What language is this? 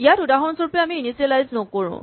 Assamese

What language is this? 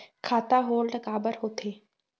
Chhattisgarhi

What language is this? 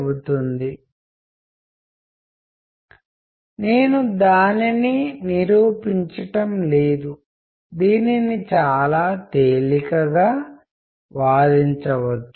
Telugu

